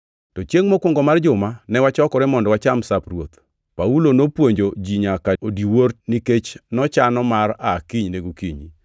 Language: Luo (Kenya and Tanzania)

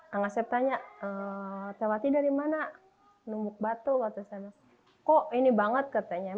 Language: Indonesian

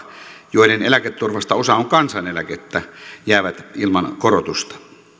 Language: Finnish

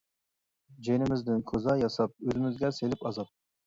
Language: Uyghur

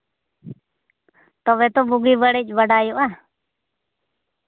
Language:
Santali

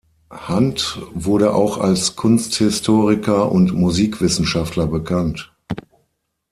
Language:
German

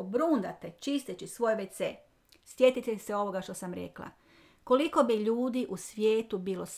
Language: Croatian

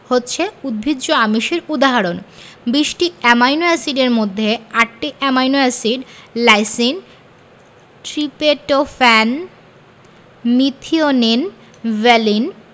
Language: Bangla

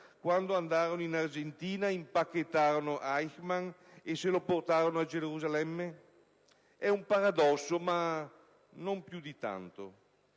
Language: Italian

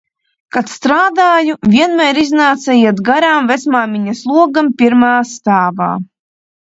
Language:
Latvian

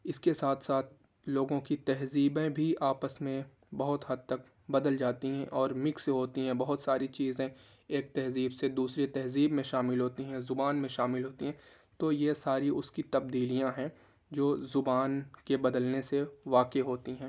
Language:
Urdu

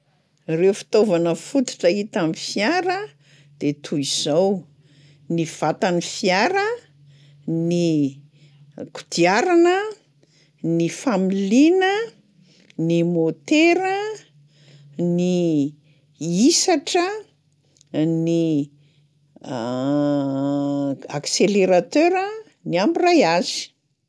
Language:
Malagasy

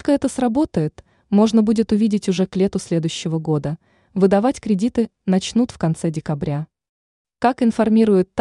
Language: Russian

